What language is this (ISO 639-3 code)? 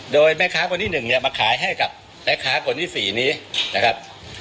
tha